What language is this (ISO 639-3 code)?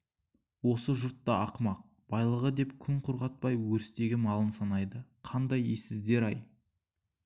kaz